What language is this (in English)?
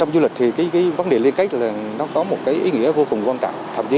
Vietnamese